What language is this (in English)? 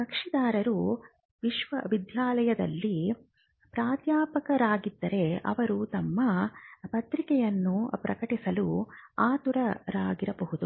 Kannada